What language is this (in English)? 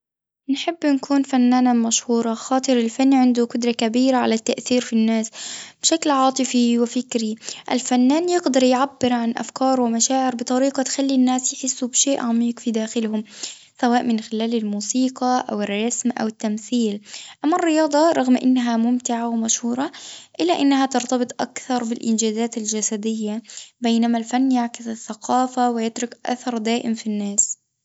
Tunisian Arabic